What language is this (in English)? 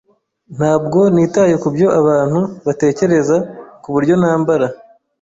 Kinyarwanda